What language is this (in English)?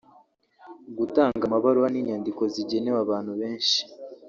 Kinyarwanda